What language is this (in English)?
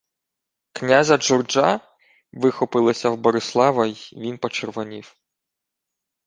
Ukrainian